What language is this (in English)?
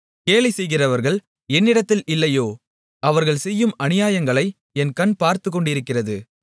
Tamil